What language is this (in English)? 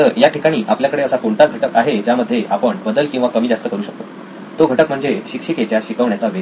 Marathi